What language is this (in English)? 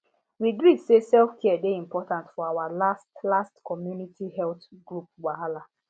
Nigerian Pidgin